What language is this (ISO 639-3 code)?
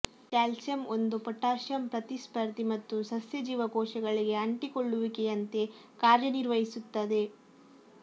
kan